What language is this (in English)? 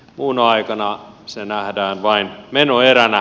Finnish